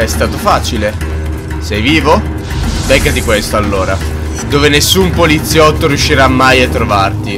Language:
Italian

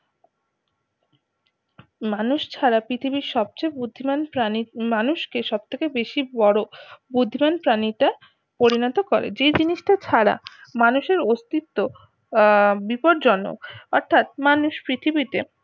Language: Bangla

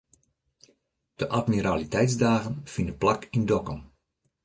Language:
Western Frisian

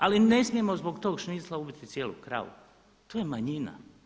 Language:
Croatian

